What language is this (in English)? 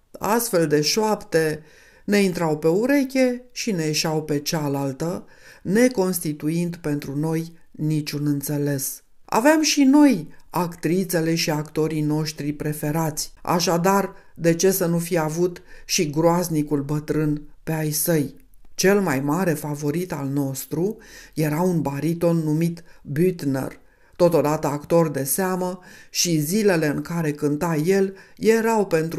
Romanian